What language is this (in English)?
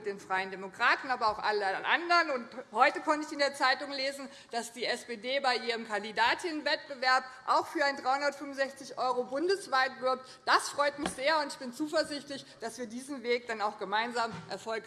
German